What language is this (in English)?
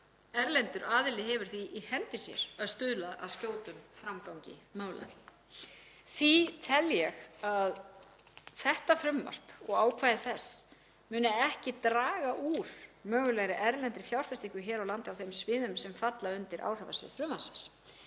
Icelandic